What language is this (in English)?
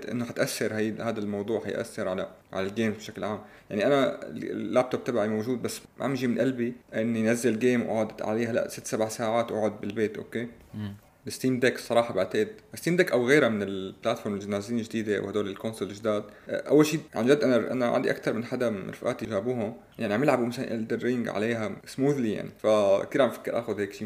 Arabic